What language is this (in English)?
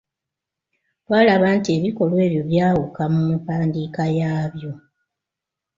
Ganda